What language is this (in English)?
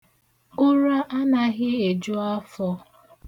Igbo